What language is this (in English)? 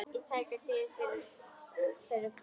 Icelandic